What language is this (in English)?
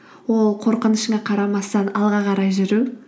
Kazakh